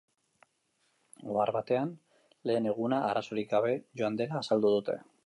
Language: Basque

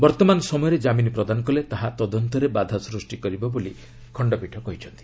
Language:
Odia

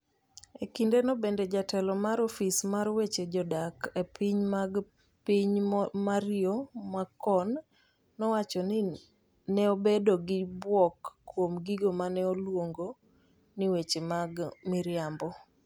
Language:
Luo (Kenya and Tanzania)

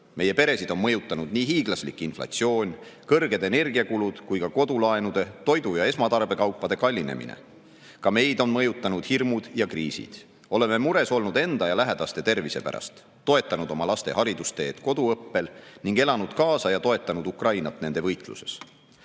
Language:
Estonian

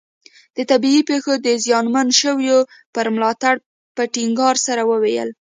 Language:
Pashto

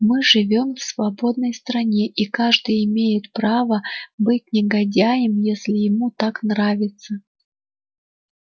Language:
Russian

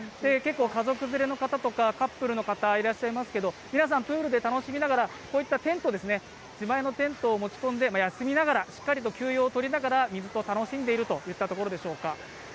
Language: Japanese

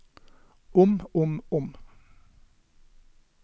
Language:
Norwegian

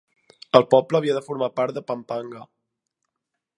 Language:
Catalan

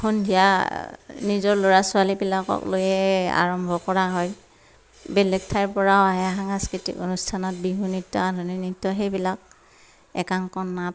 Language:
Assamese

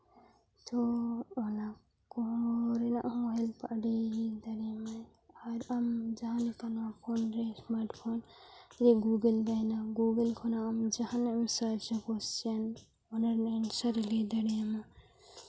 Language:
Santali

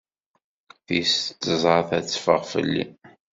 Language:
Kabyle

